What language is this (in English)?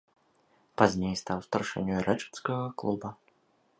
Belarusian